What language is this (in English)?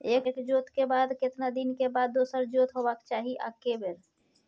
Maithili